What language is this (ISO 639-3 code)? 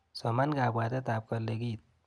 kln